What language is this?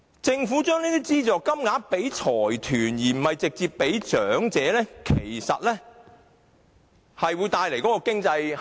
Cantonese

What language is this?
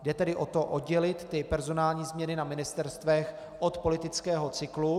Czech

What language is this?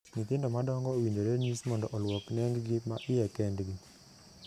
Luo (Kenya and Tanzania)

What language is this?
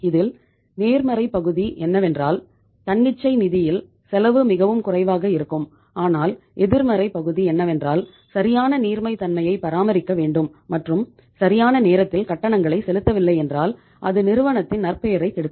Tamil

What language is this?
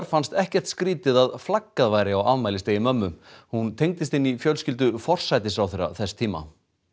Icelandic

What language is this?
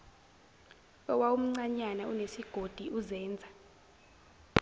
Zulu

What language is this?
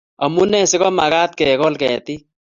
Kalenjin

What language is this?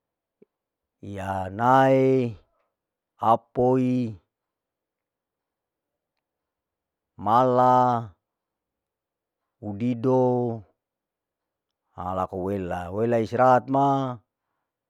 Larike-Wakasihu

